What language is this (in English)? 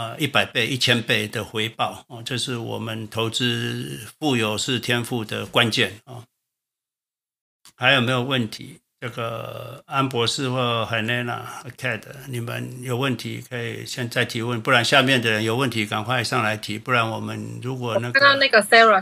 Chinese